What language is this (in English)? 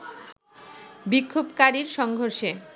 Bangla